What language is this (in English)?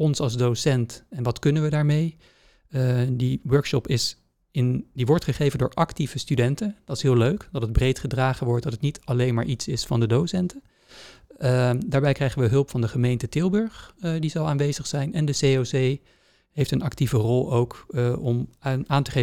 Dutch